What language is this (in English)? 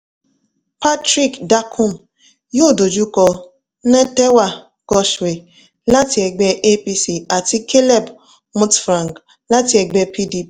Yoruba